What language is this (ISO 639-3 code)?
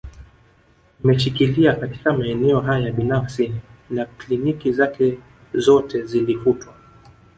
swa